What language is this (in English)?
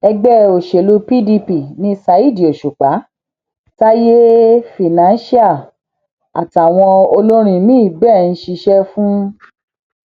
Yoruba